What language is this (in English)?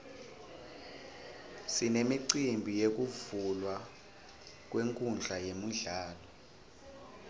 Swati